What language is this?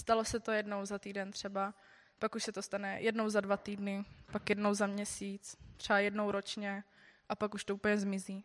Czech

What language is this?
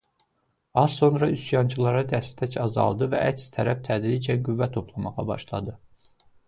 Azerbaijani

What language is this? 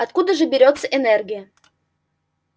Russian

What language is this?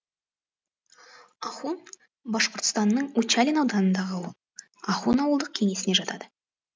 Kazakh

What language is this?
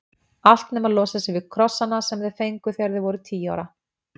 Icelandic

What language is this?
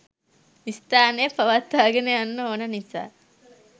Sinhala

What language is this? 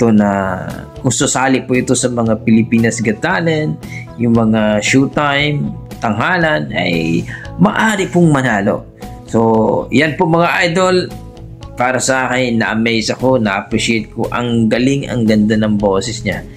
Filipino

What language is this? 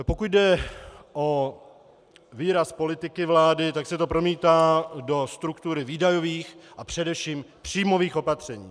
Czech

